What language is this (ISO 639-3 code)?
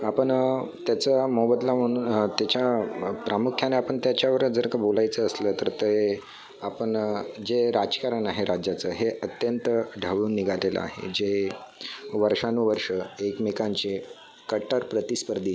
mar